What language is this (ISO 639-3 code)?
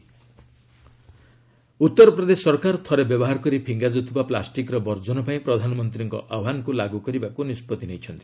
ori